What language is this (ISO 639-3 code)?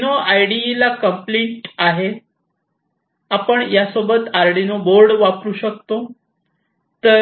mar